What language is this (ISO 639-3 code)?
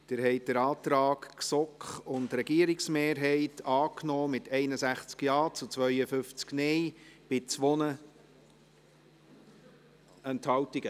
gsw